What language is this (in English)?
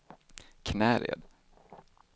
Swedish